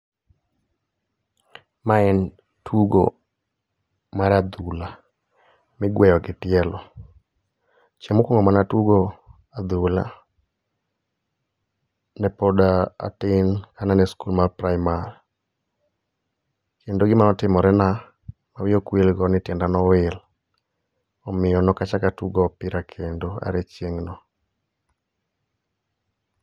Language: Luo (Kenya and Tanzania)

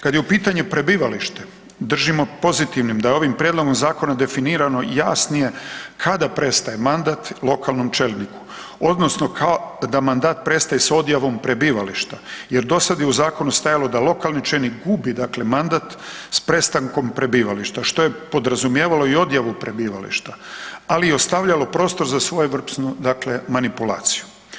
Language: Croatian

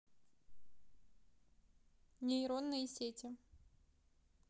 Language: Russian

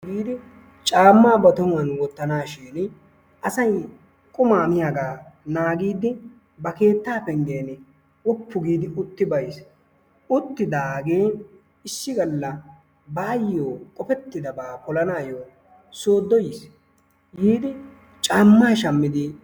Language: Wolaytta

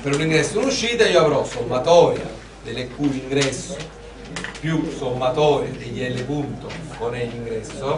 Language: Italian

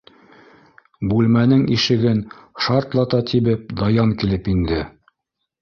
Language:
Bashkir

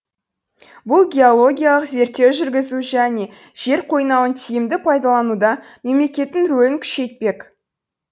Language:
Kazakh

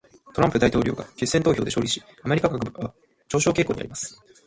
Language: Japanese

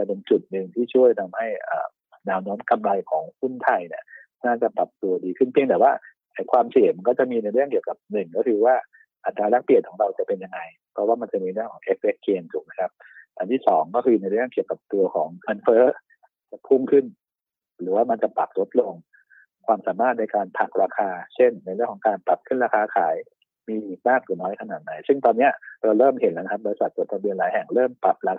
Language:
Thai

